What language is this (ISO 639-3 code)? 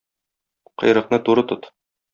tat